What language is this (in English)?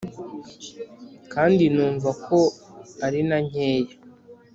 Kinyarwanda